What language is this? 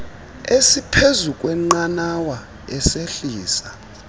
Xhosa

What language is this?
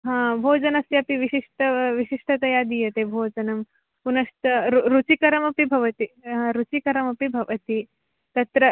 Sanskrit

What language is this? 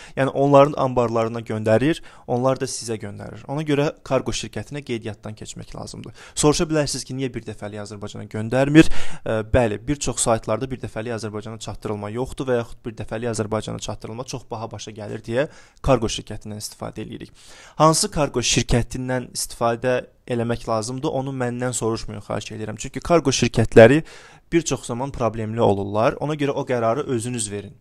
Turkish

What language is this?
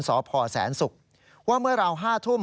Thai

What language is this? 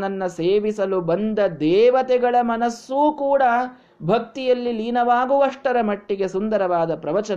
Kannada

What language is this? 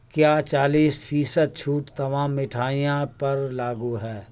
Urdu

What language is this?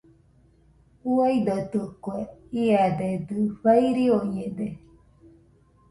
Nüpode Huitoto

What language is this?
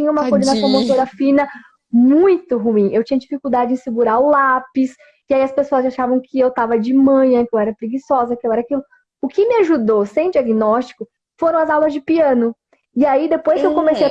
Portuguese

